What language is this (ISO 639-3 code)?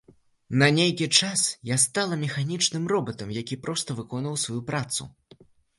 bel